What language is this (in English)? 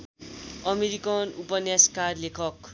Nepali